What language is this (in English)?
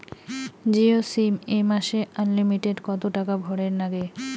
Bangla